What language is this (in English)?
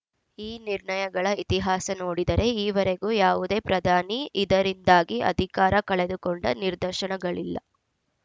Kannada